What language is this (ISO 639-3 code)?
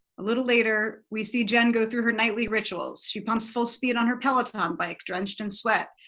eng